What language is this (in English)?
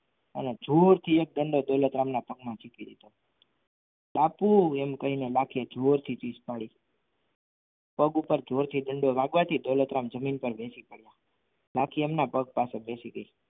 Gujarati